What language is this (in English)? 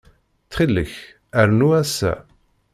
Kabyle